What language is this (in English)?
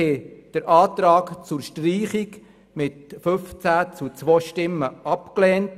Swiss German